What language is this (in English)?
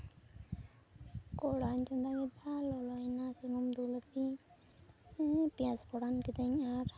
Santali